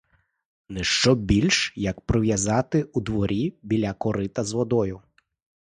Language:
Ukrainian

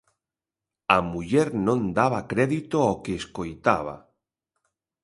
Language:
Galician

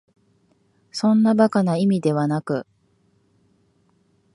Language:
Japanese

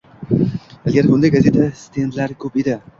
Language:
Uzbek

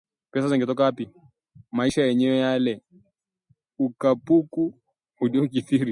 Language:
Swahili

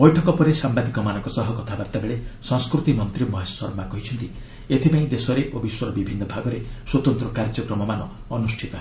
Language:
Odia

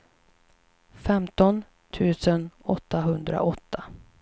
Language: Swedish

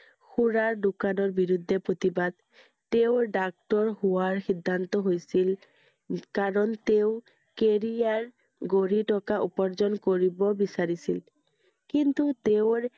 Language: Assamese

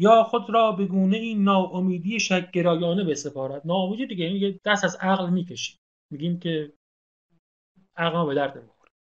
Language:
Persian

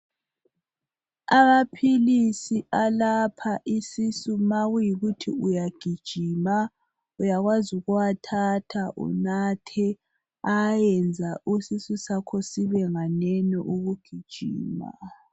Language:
North Ndebele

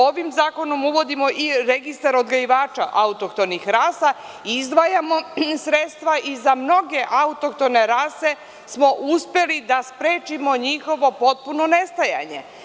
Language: Serbian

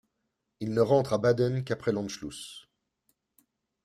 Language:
French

